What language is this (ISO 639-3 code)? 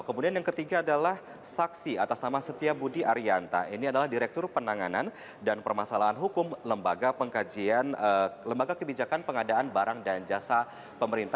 ind